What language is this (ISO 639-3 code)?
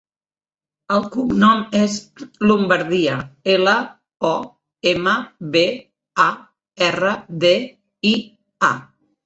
cat